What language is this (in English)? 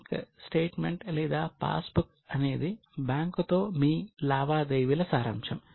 Telugu